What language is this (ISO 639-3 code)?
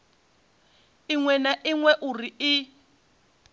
ven